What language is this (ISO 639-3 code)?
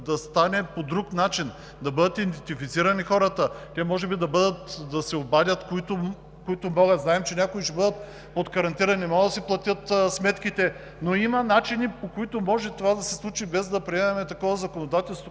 bul